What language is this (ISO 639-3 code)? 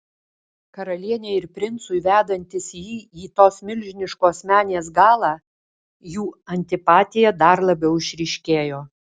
lit